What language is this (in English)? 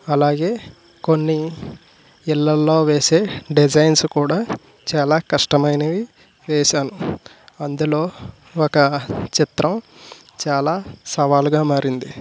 Telugu